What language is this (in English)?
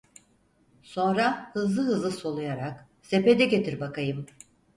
Turkish